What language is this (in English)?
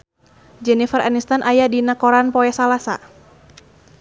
Sundanese